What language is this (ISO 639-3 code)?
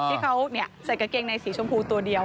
tha